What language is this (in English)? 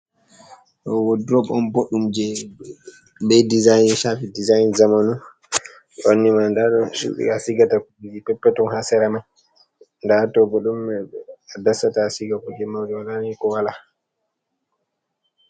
Fula